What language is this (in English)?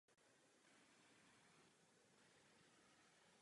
Czech